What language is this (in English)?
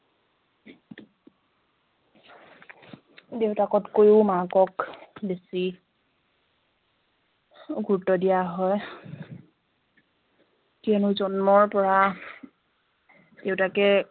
Assamese